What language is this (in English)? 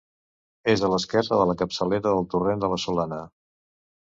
Catalan